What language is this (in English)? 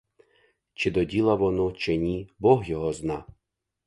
Ukrainian